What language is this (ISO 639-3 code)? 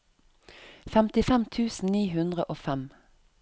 nor